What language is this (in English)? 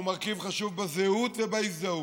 Hebrew